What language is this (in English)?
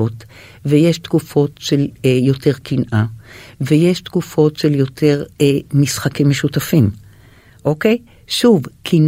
Hebrew